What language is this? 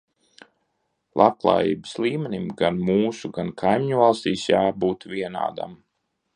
Latvian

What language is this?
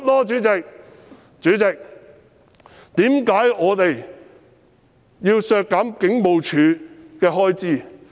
Cantonese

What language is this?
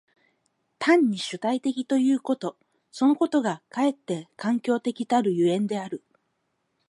Japanese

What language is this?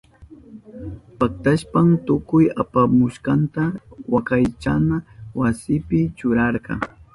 Southern Pastaza Quechua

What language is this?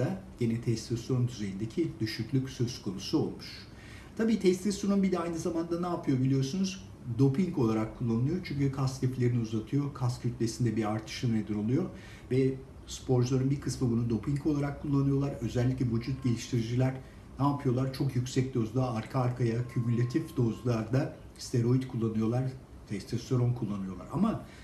Turkish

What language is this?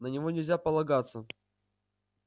Russian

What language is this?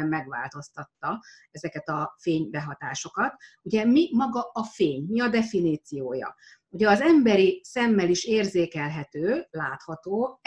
Hungarian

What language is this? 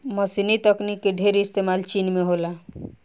Bhojpuri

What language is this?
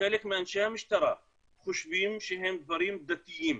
Hebrew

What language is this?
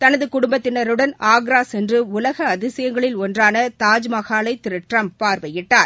Tamil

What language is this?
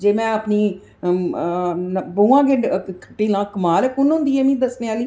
Dogri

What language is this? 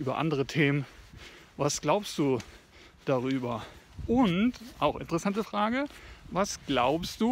German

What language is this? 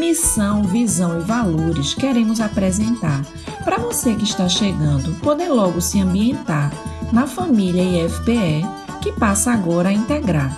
Portuguese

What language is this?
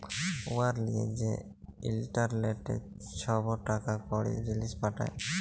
Bangla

